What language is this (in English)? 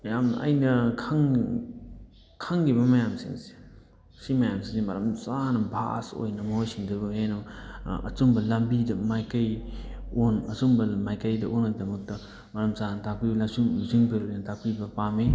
Manipuri